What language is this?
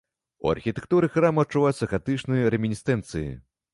Belarusian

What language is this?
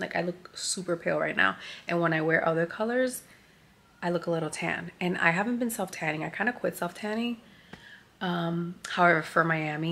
English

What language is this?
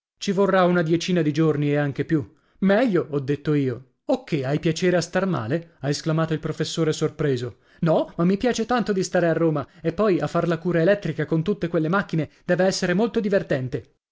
Italian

